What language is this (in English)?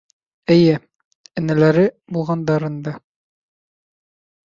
Bashkir